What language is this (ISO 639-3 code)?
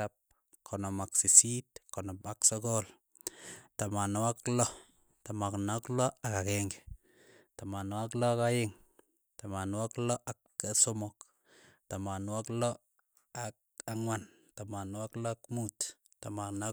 eyo